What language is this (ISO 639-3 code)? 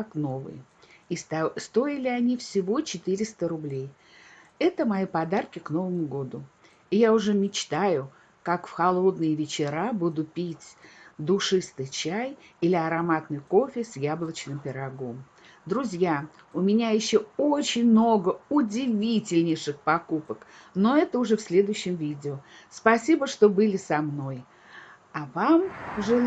rus